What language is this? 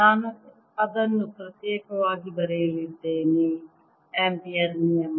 Kannada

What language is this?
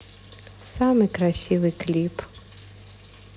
Russian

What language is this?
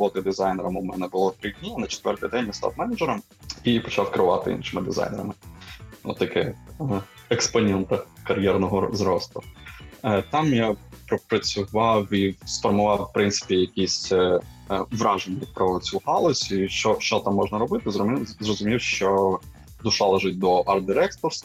Ukrainian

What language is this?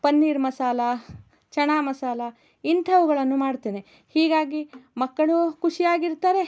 Kannada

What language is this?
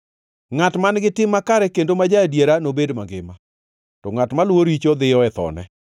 Luo (Kenya and Tanzania)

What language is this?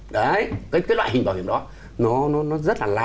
Vietnamese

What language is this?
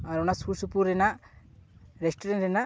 Santali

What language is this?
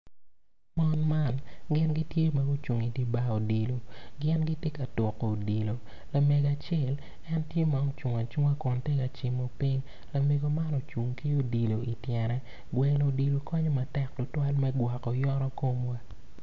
Acoli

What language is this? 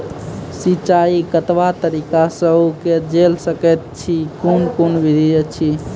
Maithili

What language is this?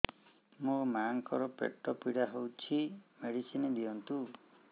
Odia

